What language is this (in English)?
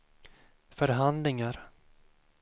Swedish